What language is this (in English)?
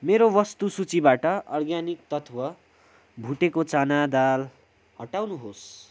Nepali